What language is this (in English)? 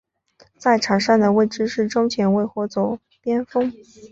Chinese